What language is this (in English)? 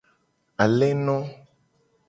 Gen